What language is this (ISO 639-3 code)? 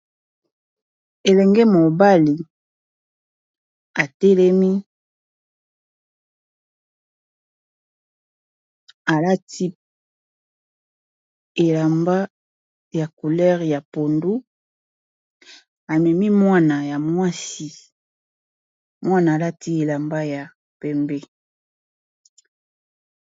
lin